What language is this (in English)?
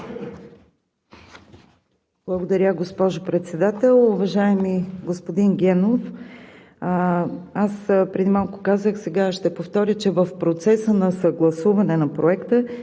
Bulgarian